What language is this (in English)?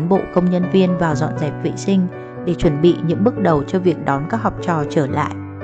Vietnamese